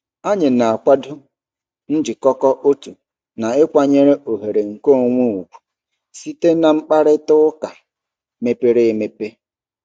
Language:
Igbo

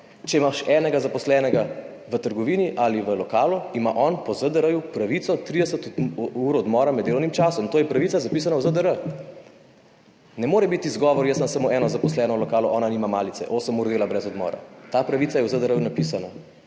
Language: Slovenian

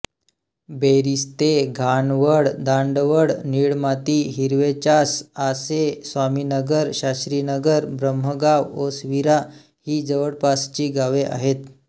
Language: Marathi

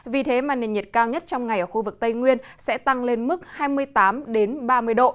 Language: Vietnamese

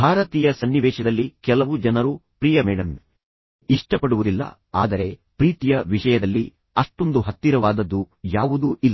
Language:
Kannada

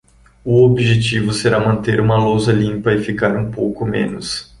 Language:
Portuguese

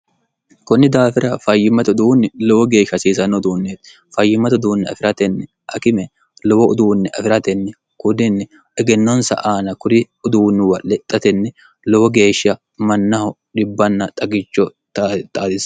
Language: Sidamo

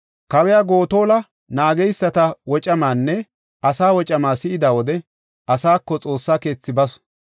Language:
Gofa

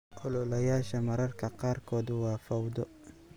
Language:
Somali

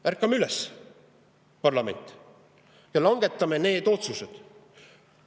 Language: Estonian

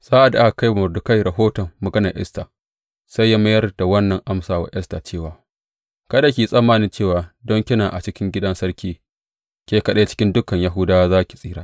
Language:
Hausa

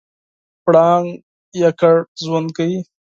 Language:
Pashto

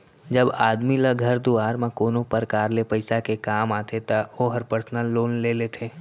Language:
Chhattisgarhi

